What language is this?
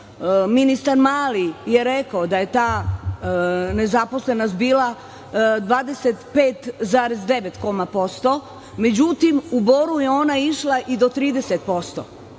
Serbian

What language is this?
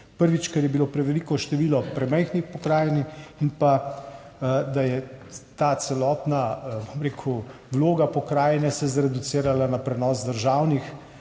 Slovenian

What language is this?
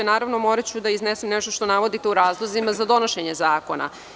Serbian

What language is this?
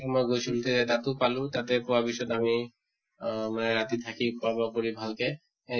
Assamese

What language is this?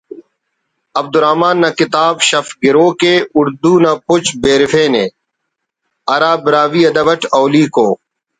Brahui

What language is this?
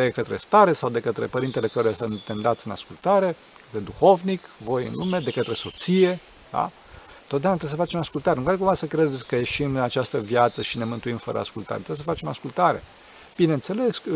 Romanian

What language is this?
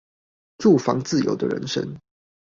Chinese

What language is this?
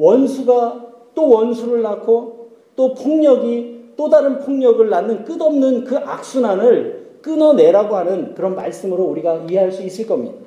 Korean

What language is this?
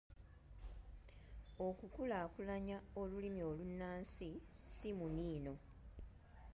Ganda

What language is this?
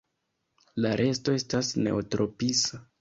Esperanto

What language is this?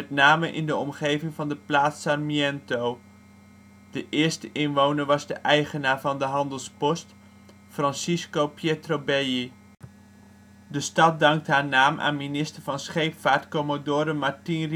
Dutch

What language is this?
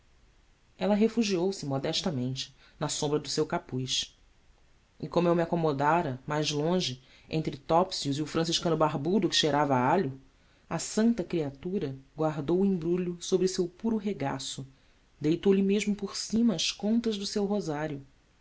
Portuguese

